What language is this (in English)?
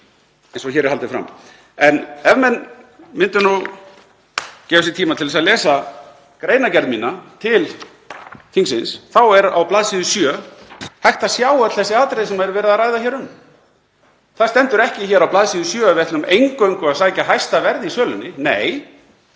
Icelandic